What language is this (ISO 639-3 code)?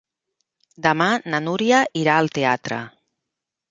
cat